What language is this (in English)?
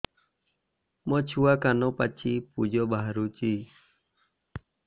Odia